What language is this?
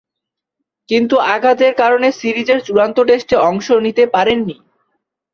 Bangla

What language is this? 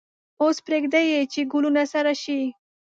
Pashto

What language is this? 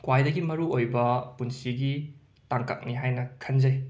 Manipuri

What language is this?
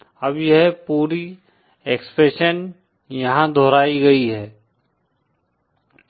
Hindi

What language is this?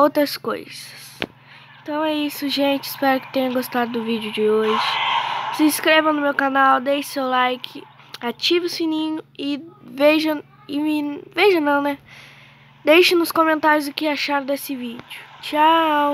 Portuguese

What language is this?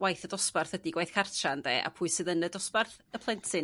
Welsh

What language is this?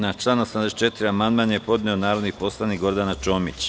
Serbian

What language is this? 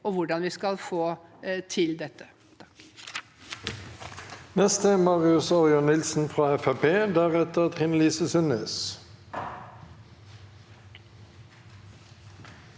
Norwegian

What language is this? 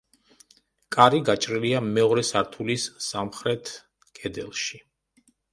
Georgian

